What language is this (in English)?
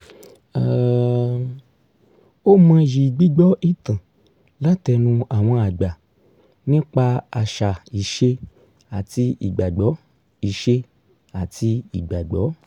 Yoruba